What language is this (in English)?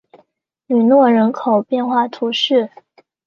Chinese